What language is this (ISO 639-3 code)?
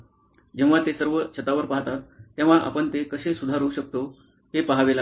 mar